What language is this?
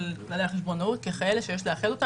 Hebrew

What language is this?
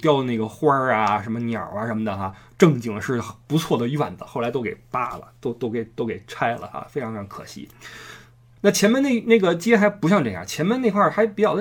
Chinese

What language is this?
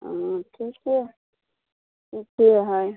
Maithili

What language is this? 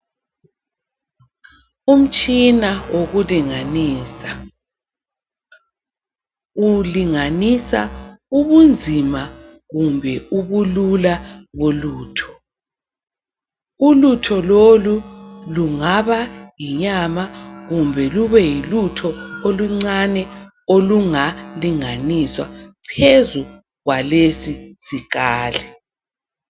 North Ndebele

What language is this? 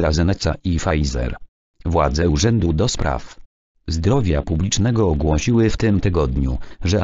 Polish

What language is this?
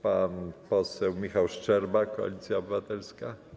Polish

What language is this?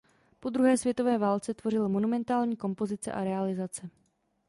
Czech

